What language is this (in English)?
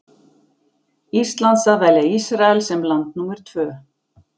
Icelandic